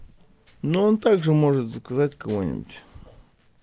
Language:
Russian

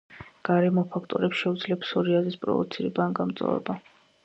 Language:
Georgian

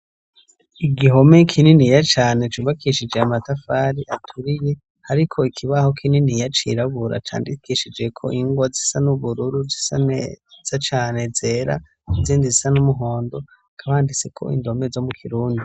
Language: Rundi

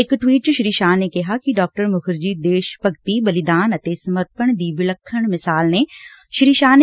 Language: Punjabi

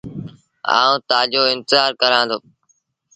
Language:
Sindhi Bhil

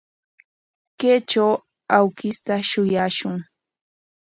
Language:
Corongo Ancash Quechua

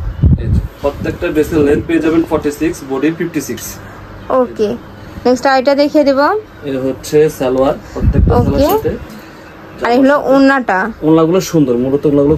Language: Bangla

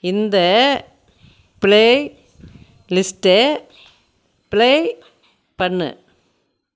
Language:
Tamil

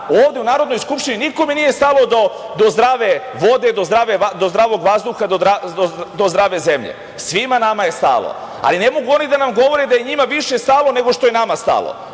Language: Serbian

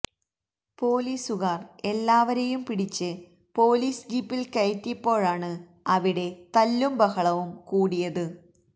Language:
Malayalam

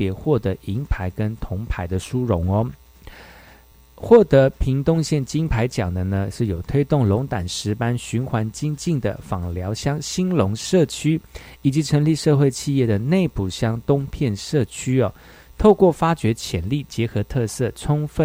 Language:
Chinese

